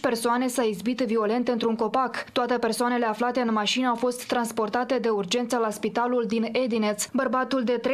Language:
Romanian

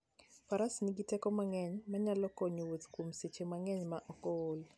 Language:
Luo (Kenya and Tanzania)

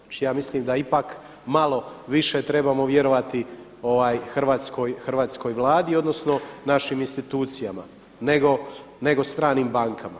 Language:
Croatian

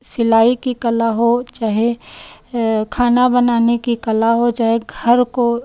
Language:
Hindi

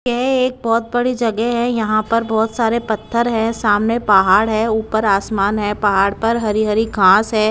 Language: Hindi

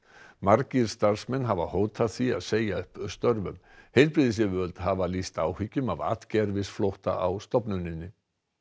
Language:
Icelandic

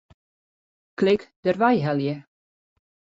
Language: Western Frisian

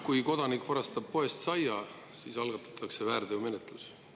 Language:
Estonian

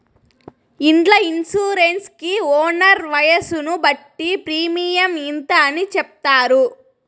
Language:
Telugu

